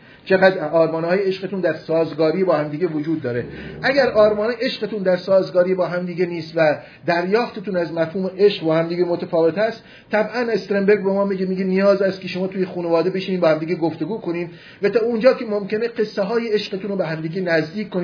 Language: Persian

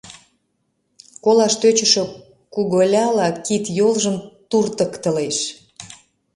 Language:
Mari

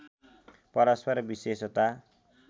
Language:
Nepali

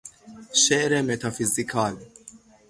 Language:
Persian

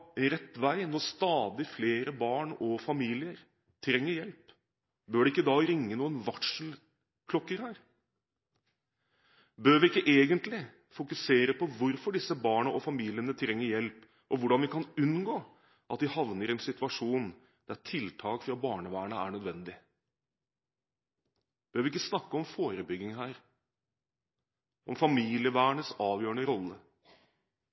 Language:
Norwegian Bokmål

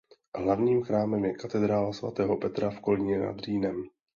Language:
Czech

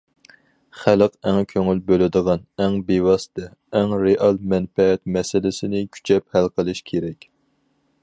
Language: Uyghur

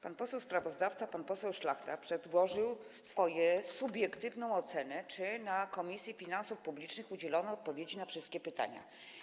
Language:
Polish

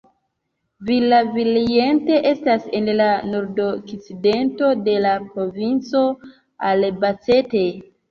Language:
Esperanto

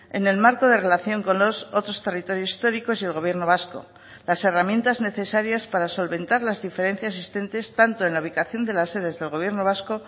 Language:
Spanish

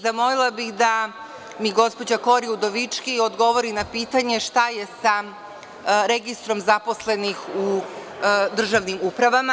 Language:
Serbian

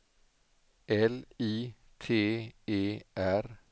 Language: Swedish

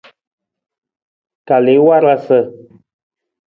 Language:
Nawdm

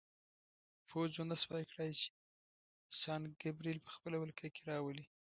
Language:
Pashto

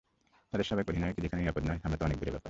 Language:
Bangla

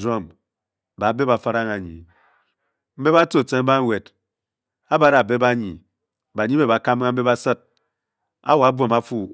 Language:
Bokyi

